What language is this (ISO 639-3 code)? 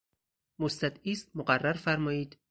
fas